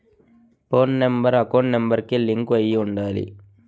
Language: Telugu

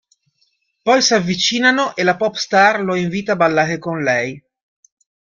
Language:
Italian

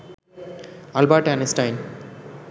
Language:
Bangla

